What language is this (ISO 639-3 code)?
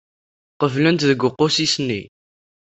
kab